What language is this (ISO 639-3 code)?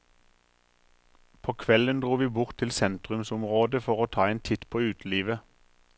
nor